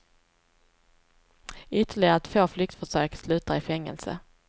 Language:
Swedish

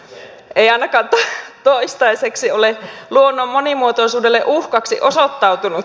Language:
Finnish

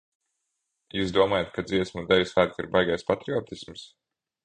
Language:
Latvian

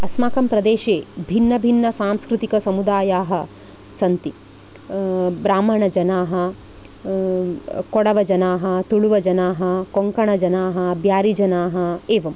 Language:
Sanskrit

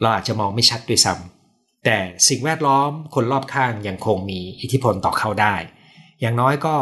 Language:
Thai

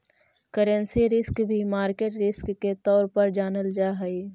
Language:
Magahi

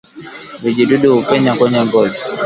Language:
Swahili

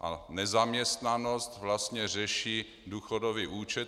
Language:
Czech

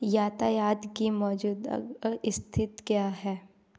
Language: Hindi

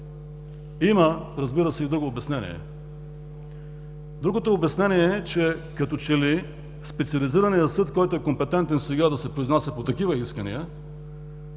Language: Bulgarian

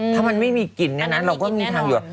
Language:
Thai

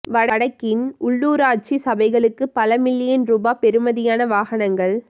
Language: Tamil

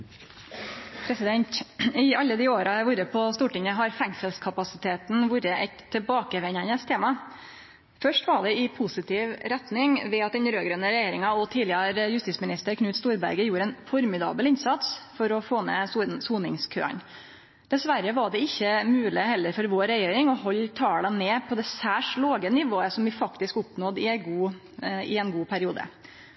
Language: Norwegian Nynorsk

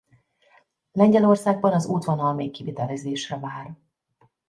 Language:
Hungarian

